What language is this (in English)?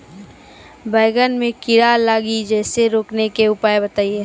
Maithili